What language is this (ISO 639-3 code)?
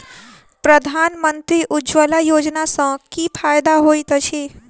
mai